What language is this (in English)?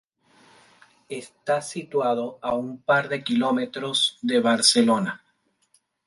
Spanish